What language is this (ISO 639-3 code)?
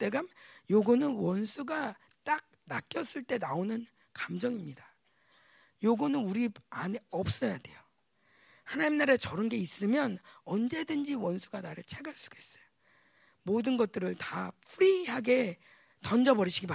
kor